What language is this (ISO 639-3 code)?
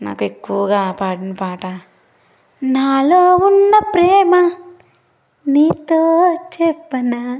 tel